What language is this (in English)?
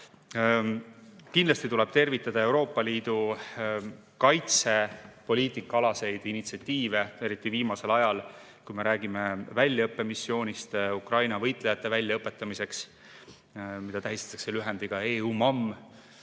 Estonian